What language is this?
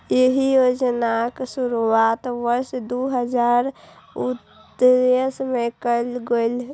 Maithili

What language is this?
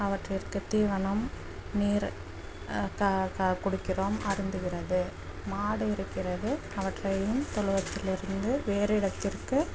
Tamil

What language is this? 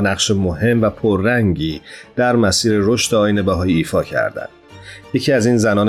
Persian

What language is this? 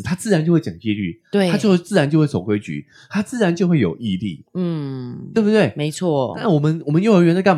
Chinese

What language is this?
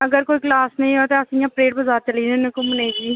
Dogri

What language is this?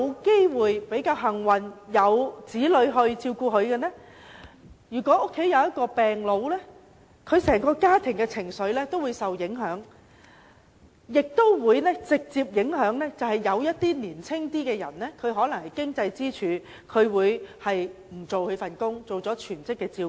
Cantonese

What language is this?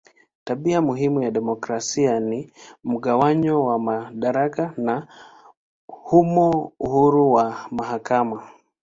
Swahili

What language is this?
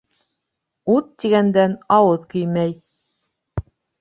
Bashkir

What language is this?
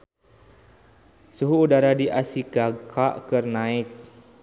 Sundanese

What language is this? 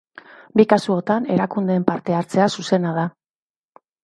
Basque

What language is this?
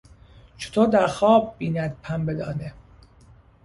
Persian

